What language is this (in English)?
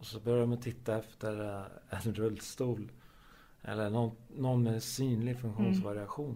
Swedish